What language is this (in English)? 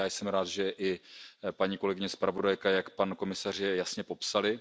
Czech